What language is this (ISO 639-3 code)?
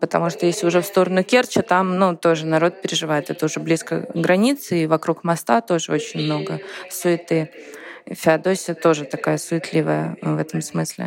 rus